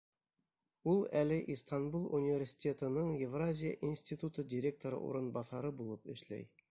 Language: Bashkir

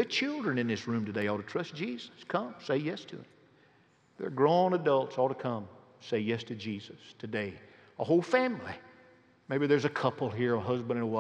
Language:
English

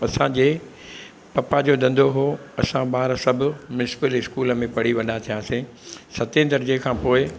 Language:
Sindhi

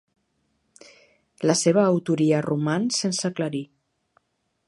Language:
Catalan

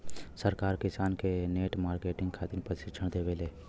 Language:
Bhojpuri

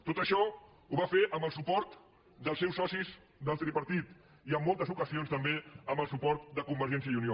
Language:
Catalan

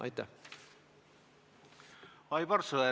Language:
Estonian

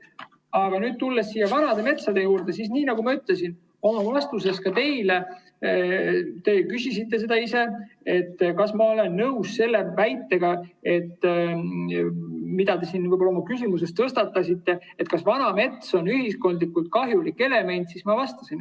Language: Estonian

